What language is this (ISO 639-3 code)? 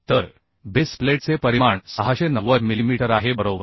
mar